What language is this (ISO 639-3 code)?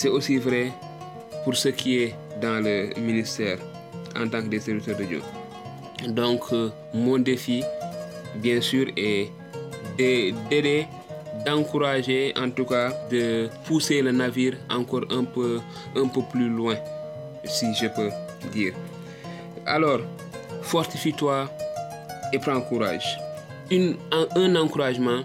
fra